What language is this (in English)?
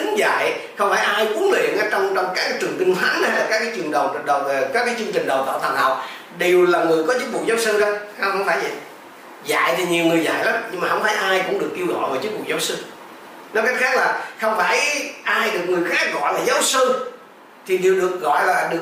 Vietnamese